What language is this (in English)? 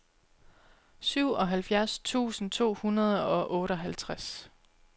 Danish